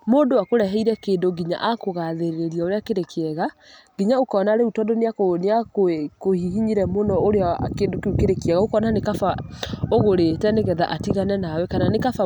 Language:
Kikuyu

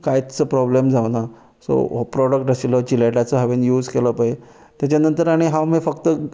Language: Konkani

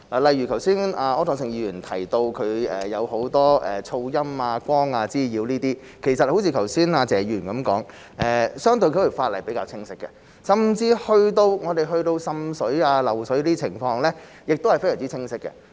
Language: Cantonese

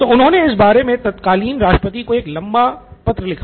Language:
Hindi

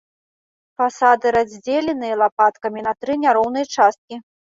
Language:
Belarusian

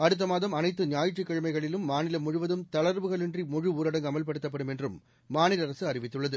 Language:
Tamil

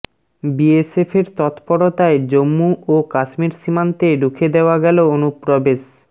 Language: Bangla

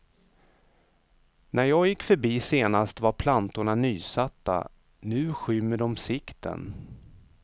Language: Swedish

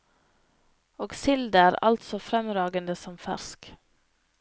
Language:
Norwegian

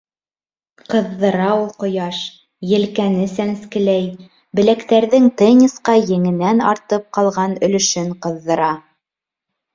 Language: Bashkir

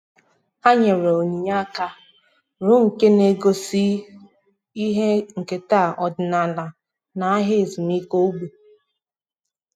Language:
Igbo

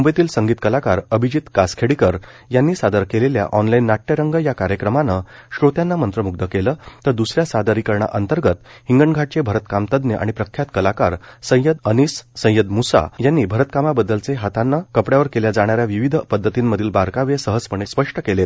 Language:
Marathi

